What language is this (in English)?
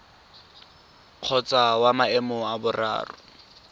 Tswana